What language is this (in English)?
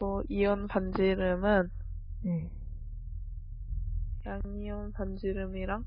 Korean